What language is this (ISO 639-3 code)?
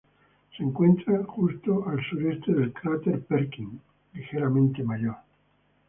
spa